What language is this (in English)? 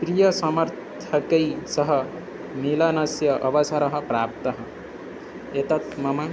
Sanskrit